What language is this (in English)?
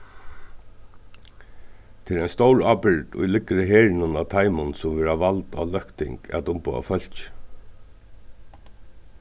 Faroese